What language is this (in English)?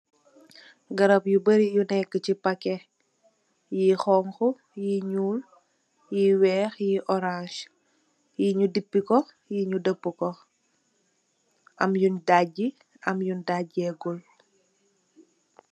Wolof